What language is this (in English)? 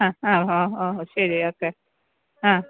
Malayalam